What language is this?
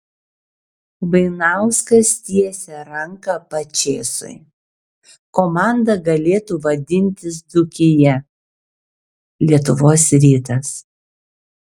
Lithuanian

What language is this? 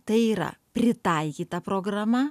Lithuanian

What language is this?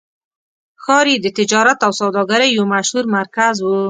Pashto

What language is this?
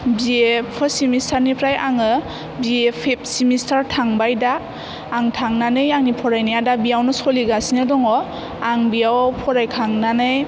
Bodo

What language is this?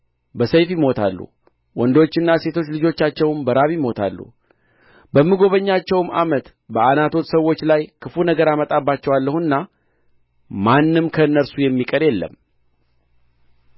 Amharic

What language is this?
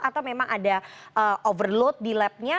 Indonesian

